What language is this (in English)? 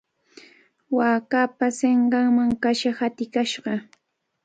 Cajatambo North Lima Quechua